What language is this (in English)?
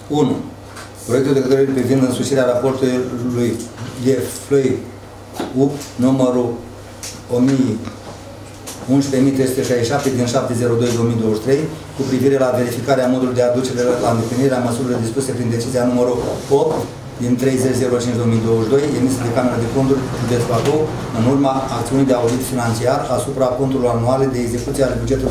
Romanian